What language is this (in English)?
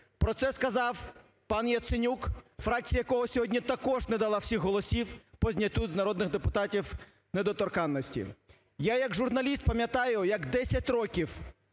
Ukrainian